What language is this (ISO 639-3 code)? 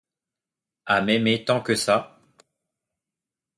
fra